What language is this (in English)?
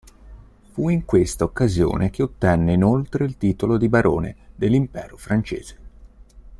Italian